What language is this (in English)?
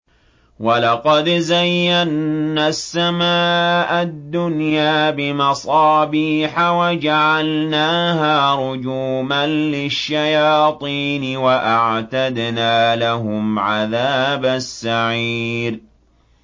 Arabic